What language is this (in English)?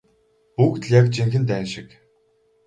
Mongolian